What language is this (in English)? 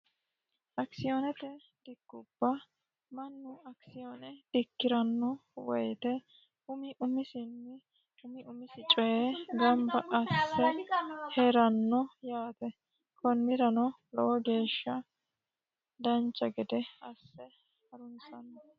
Sidamo